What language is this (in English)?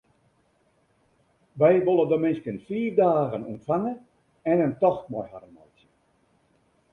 Western Frisian